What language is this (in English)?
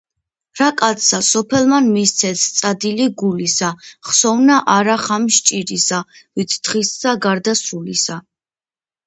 Georgian